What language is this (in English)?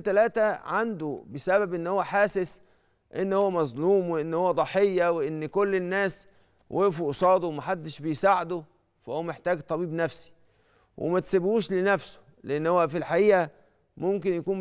Arabic